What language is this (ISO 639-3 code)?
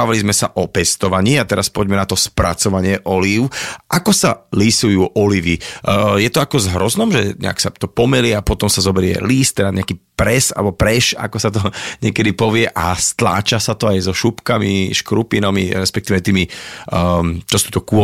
slk